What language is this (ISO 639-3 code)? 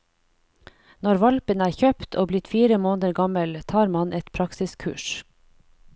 nor